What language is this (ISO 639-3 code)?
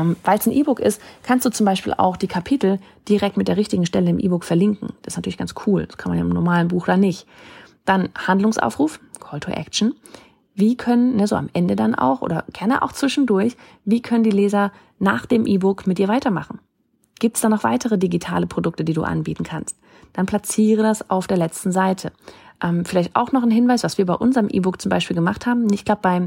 deu